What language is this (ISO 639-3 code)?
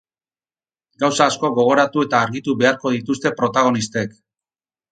eus